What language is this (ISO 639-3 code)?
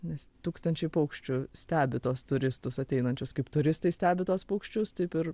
lit